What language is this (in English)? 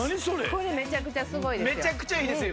Japanese